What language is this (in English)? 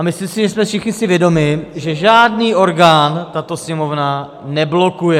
Czech